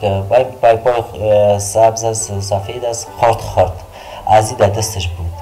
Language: Persian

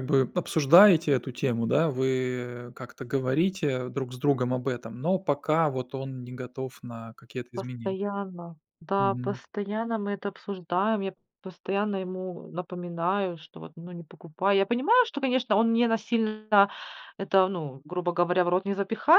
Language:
Russian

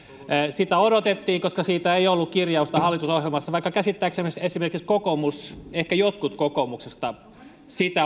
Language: Finnish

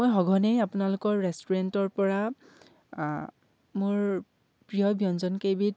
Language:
Assamese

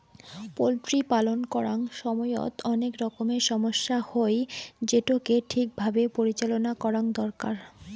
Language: Bangla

